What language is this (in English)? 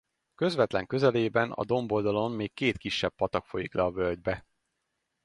Hungarian